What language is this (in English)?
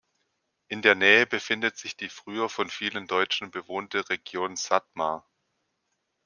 German